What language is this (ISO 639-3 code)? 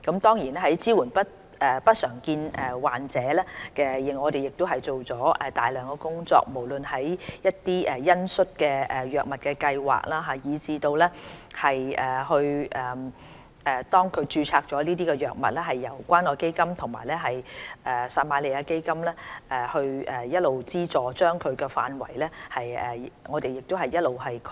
yue